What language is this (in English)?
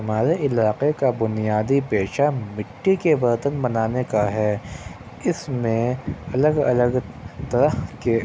Urdu